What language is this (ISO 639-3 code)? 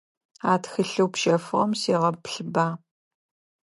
ady